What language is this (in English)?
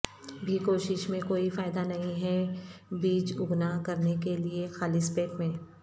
Urdu